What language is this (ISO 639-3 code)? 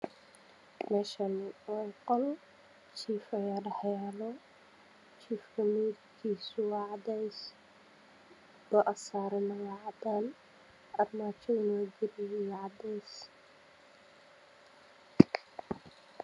som